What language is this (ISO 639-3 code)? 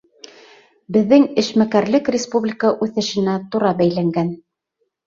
bak